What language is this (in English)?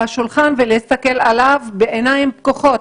Hebrew